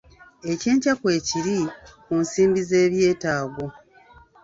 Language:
Ganda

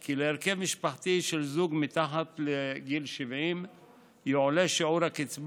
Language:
Hebrew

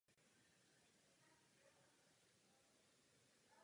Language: Czech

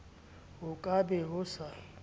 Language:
Southern Sotho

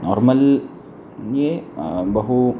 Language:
Sanskrit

